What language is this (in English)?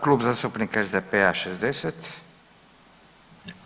Croatian